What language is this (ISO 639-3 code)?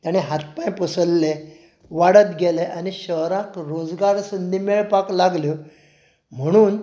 kok